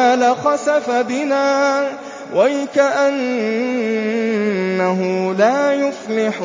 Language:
Arabic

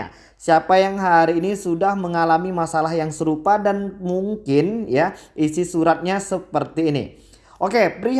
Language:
Indonesian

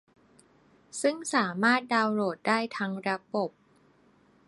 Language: Thai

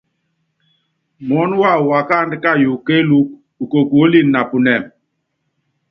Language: Yangben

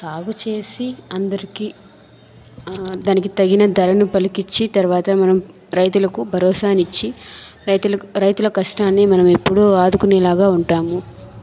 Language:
Telugu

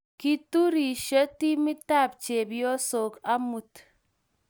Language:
Kalenjin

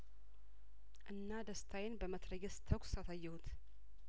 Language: Amharic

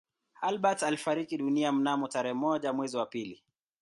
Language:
Swahili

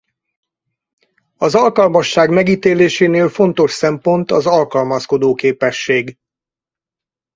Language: Hungarian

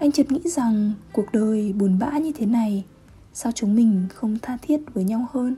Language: Vietnamese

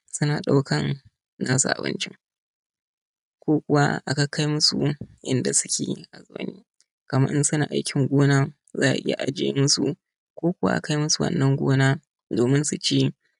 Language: Hausa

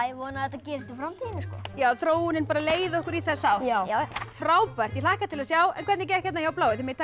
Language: Icelandic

